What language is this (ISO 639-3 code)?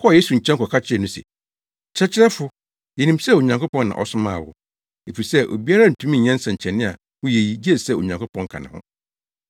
aka